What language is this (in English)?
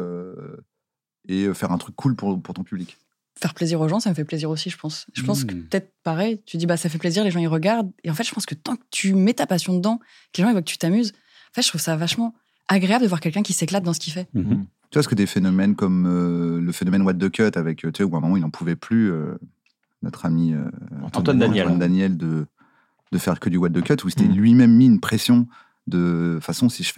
French